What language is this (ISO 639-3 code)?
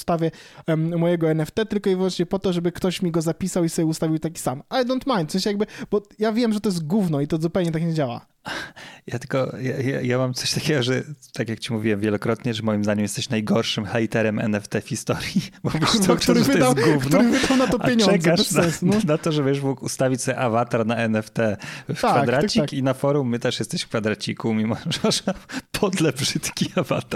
pol